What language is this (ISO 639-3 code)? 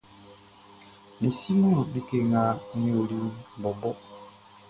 bci